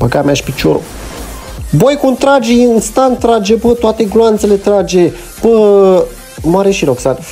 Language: Romanian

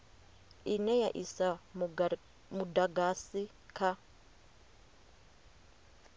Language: Venda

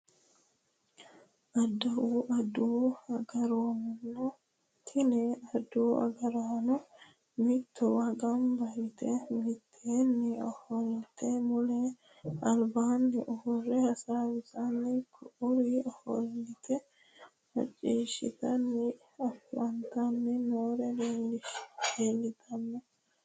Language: Sidamo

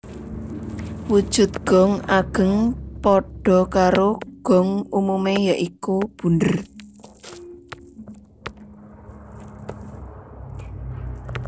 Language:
Javanese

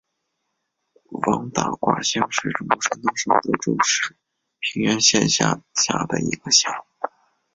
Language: Chinese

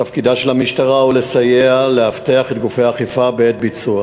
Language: Hebrew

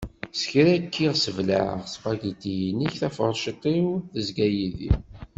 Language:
Kabyle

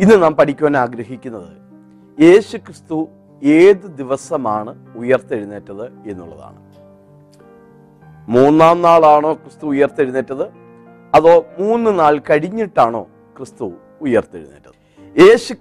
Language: Malayalam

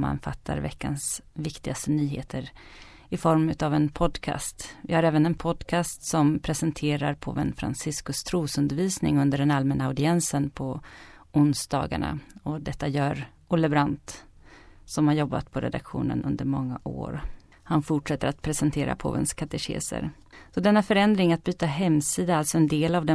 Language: Swedish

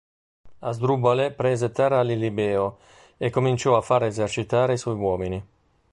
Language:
Italian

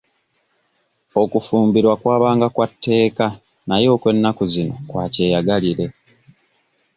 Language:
Ganda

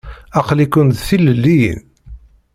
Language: Kabyle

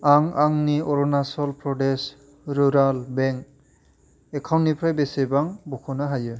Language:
Bodo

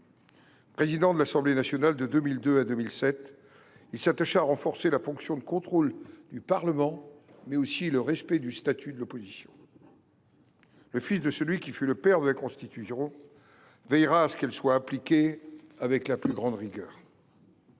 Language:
French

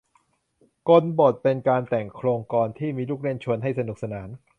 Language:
Thai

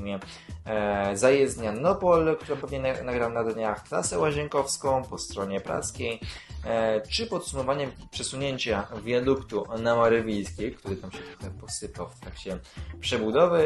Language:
Polish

